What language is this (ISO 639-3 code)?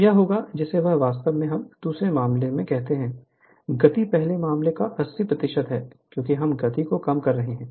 hin